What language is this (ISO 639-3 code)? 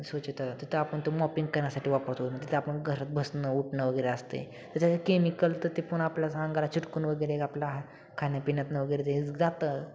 mar